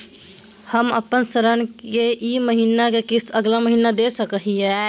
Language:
Magahi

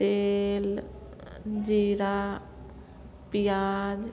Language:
Maithili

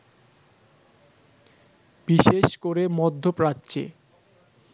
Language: Bangla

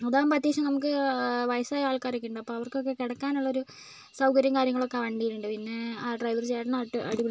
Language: Malayalam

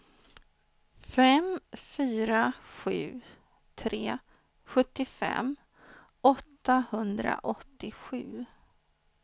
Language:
Swedish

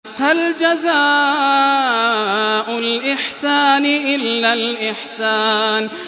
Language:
Arabic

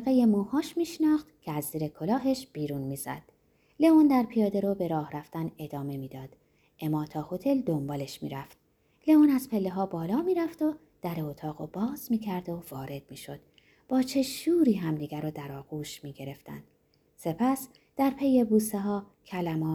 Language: Persian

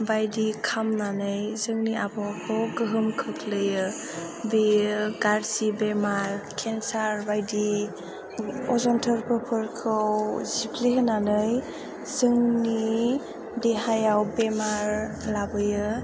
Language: Bodo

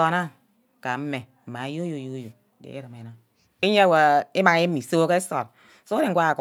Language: Ubaghara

